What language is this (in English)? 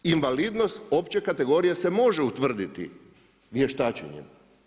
Croatian